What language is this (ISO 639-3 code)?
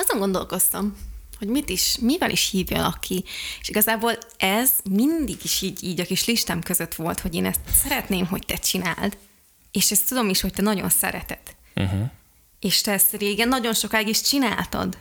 hun